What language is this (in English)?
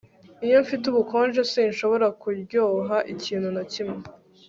Kinyarwanda